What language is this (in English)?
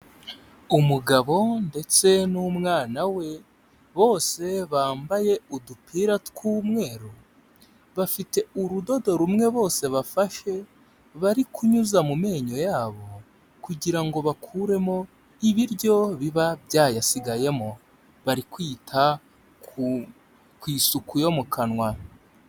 Kinyarwanda